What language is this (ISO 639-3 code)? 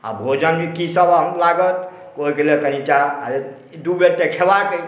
mai